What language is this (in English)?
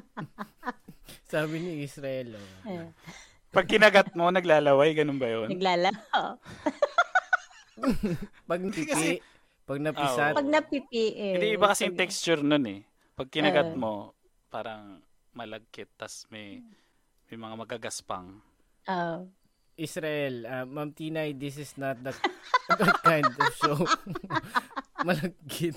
Filipino